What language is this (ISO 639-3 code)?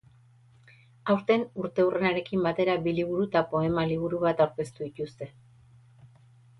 eus